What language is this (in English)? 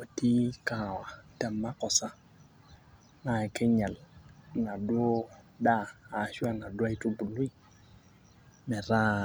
Masai